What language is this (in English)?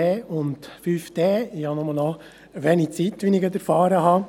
Swiss German